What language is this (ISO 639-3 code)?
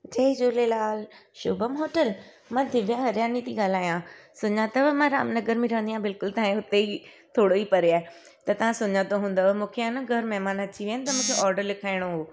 snd